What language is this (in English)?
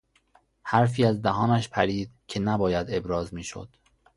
Persian